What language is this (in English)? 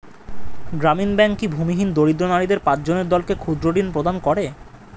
Bangla